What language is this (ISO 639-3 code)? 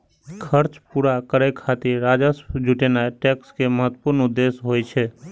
mai